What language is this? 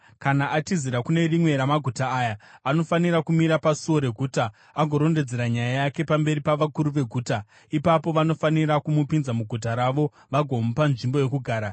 Shona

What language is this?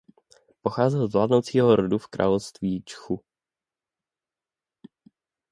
Czech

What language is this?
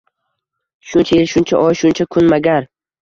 Uzbek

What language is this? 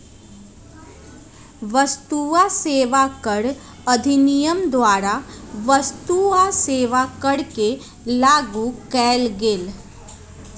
Magahi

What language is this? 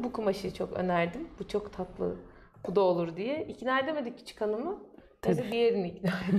Turkish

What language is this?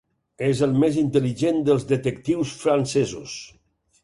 Catalan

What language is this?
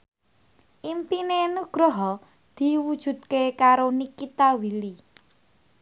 Javanese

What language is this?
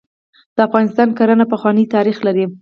Pashto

